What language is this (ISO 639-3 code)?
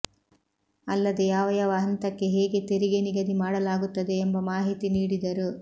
kan